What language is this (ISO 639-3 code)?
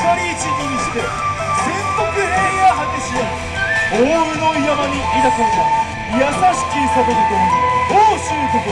jpn